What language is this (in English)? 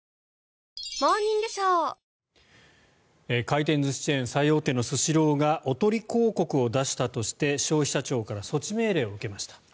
Japanese